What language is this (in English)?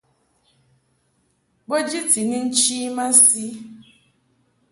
Mungaka